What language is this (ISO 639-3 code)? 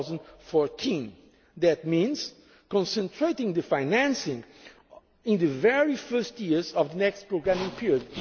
eng